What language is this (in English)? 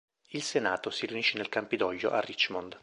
Italian